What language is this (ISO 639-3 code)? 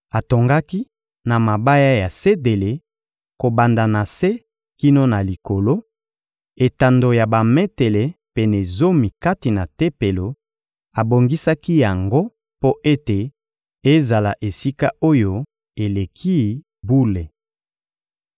lin